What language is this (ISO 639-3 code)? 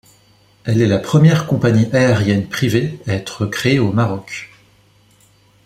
fra